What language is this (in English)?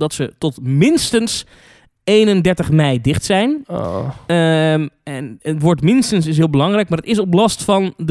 Dutch